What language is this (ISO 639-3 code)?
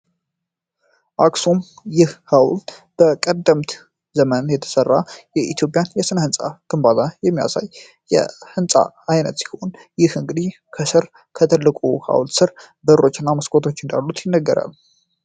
amh